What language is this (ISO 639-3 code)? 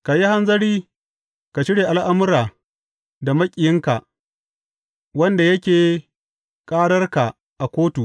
hau